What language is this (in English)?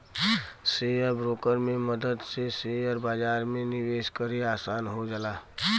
Bhojpuri